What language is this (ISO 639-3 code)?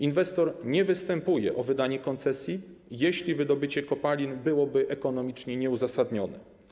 pol